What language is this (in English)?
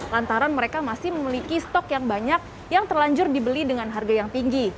Indonesian